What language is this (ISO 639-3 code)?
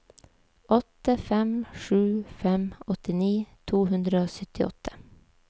nor